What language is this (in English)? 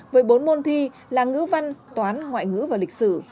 Vietnamese